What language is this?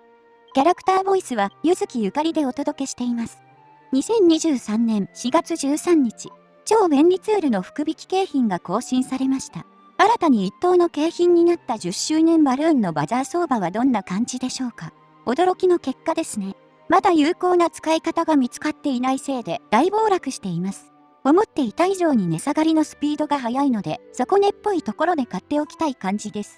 Japanese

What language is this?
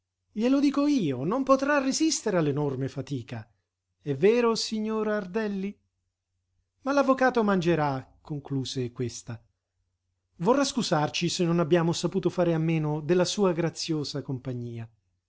Italian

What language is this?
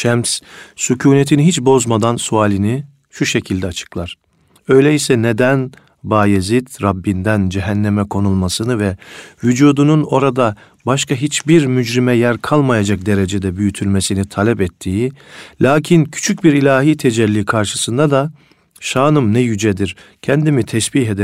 Turkish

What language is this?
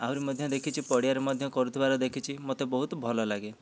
Odia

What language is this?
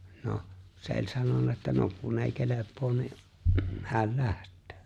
Finnish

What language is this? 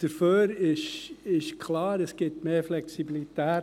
Swiss German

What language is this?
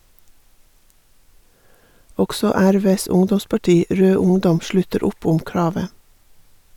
Norwegian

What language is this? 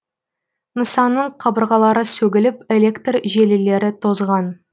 Kazakh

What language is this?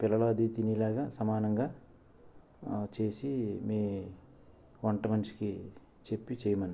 Telugu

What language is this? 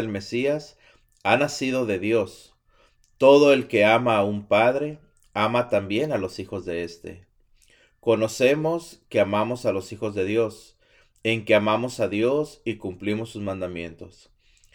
Spanish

